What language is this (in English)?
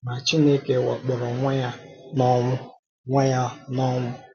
Igbo